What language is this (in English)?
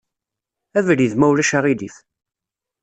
Kabyle